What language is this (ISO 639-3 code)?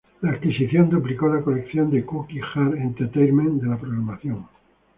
spa